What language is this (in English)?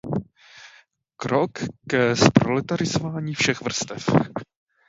Czech